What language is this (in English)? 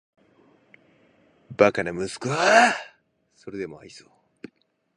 Japanese